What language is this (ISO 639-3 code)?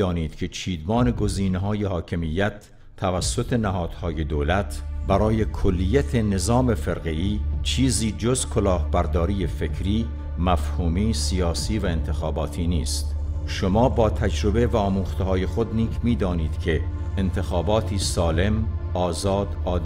fas